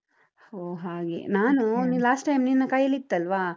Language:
Kannada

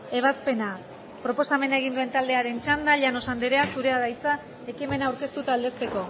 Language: Basque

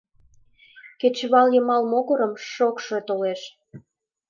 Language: Mari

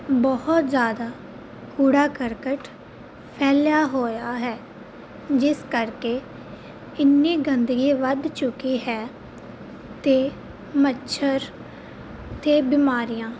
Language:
Punjabi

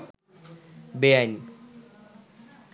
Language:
Bangla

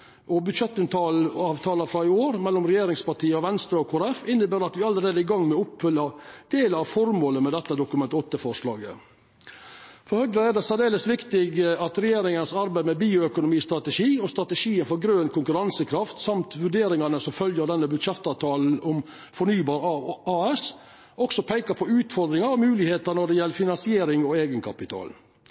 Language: Norwegian Nynorsk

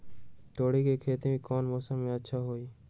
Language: Magahi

